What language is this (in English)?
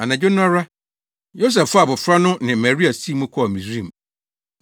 Akan